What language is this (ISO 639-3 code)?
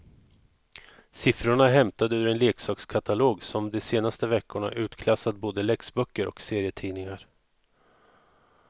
swe